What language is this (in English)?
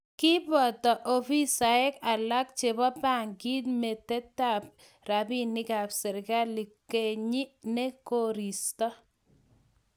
Kalenjin